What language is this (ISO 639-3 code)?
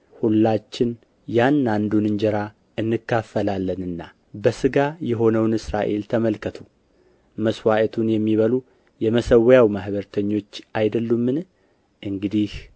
amh